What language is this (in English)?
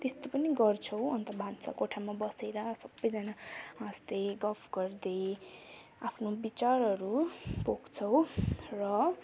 Nepali